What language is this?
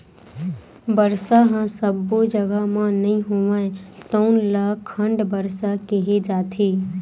Chhattisgarhi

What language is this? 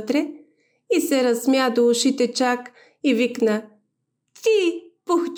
Bulgarian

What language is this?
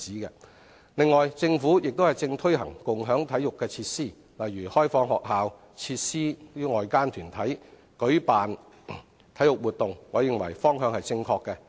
Cantonese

